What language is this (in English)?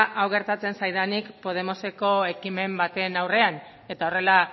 Basque